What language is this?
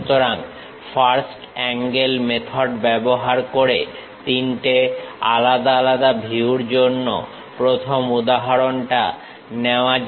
Bangla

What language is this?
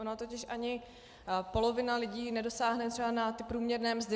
Czech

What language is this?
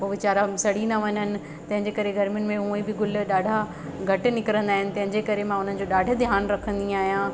Sindhi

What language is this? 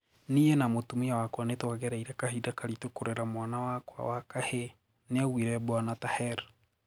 Kikuyu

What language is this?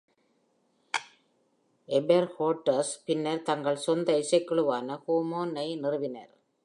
Tamil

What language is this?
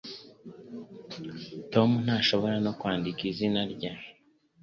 Kinyarwanda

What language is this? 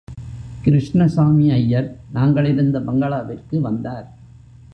Tamil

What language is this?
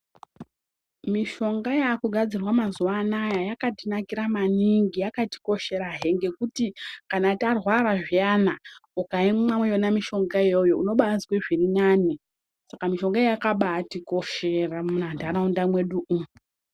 Ndau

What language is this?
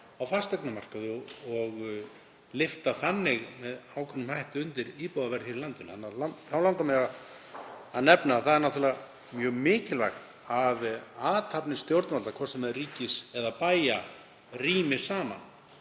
Icelandic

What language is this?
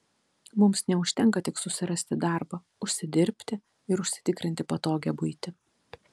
Lithuanian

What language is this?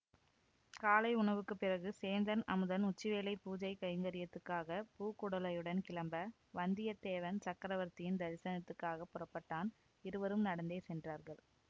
Tamil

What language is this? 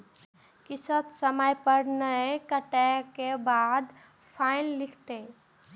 Maithili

